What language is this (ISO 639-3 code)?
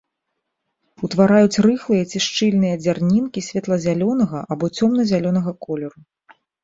bel